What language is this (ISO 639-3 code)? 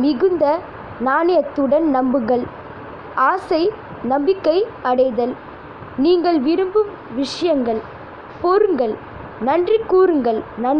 hin